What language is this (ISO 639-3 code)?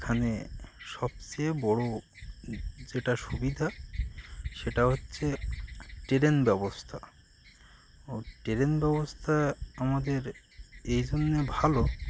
ben